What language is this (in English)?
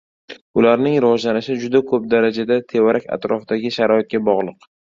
Uzbek